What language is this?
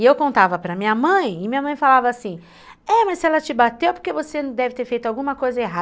Portuguese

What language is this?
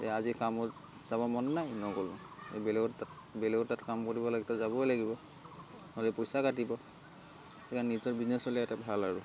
Assamese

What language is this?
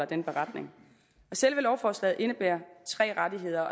Danish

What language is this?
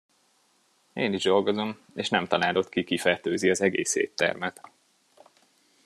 Hungarian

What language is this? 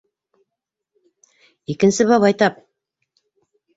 Bashkir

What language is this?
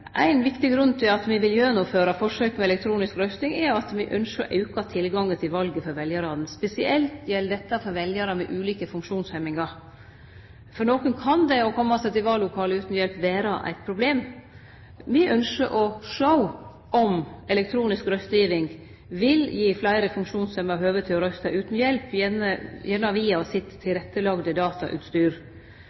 Norwegian Nynorsk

